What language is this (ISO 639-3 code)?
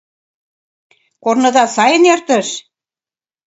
chm